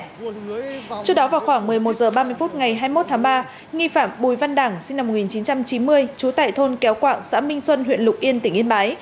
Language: Vietnamese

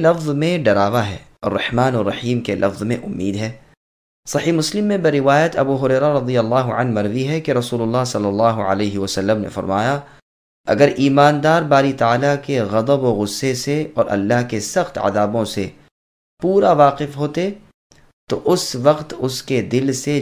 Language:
Arabic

